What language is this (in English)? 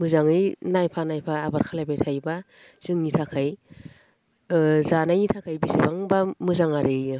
Bodo